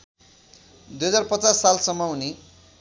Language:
Nepali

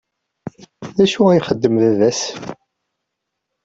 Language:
Kabyle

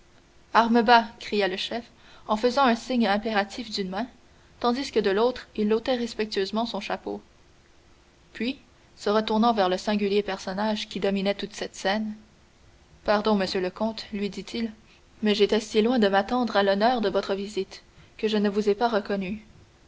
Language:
French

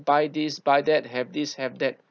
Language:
English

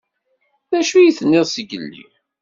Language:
Kabyle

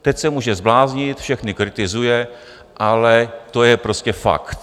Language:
Czech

